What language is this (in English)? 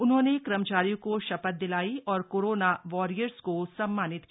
Hindi